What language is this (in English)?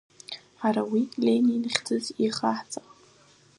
Abkhazian